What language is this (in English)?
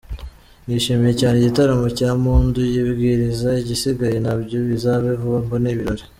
Kinyarwanda